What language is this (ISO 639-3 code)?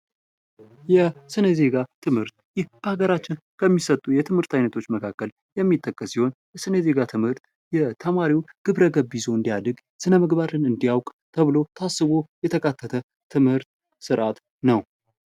amh